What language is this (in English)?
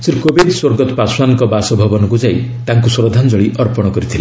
Odia